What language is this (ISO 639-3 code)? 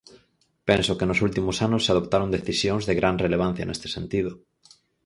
glg